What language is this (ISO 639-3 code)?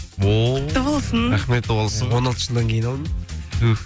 kaz